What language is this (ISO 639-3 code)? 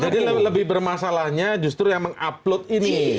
ind